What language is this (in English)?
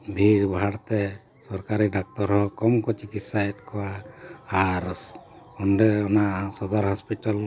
Santali